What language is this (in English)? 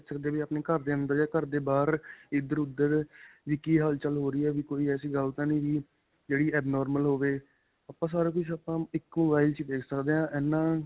Punjabi